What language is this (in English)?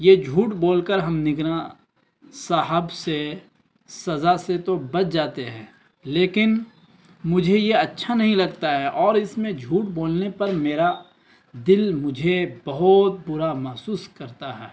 Urdu